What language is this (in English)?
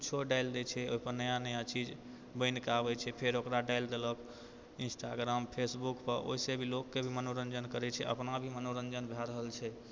Maithili